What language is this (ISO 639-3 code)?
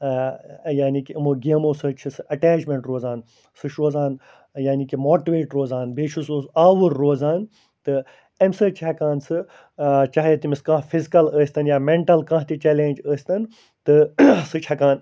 kas